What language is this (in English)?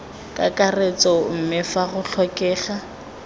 Tswana